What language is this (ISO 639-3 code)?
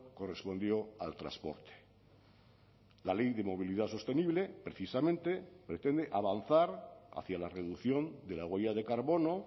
spa